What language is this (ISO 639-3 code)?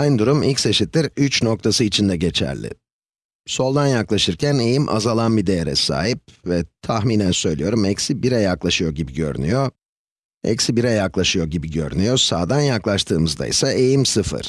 tur